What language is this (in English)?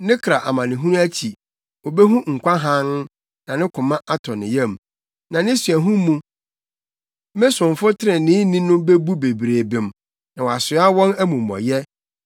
Akan